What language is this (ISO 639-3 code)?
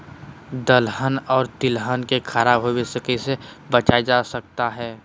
mag